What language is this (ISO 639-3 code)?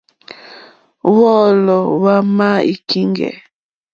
bri